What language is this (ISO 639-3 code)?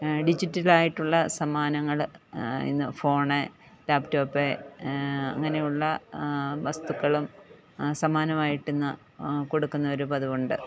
mal